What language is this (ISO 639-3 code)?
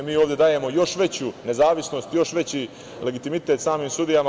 srp